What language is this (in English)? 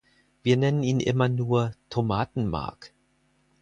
German